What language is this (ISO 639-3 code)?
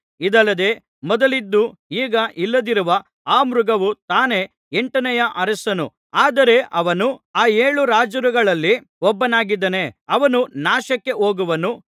kan